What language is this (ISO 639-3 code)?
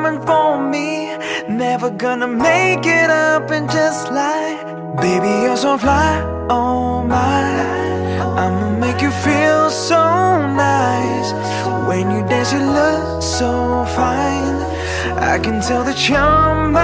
bul